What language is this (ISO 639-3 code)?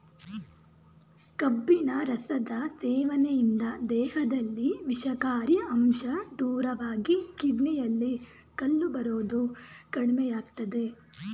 kan